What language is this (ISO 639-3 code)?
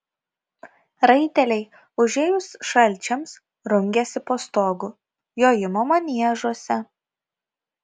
lit